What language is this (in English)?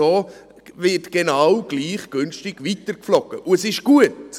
Swiss German